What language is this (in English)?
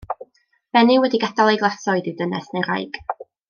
Welsh